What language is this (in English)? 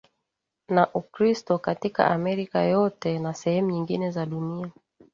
Swahili